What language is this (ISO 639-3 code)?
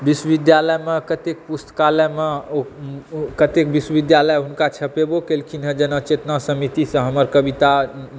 mai